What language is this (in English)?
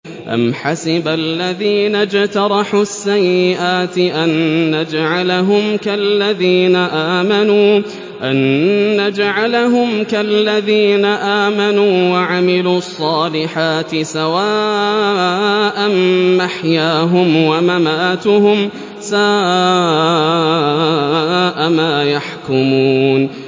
Arabic